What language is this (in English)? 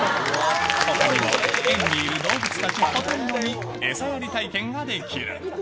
Japanese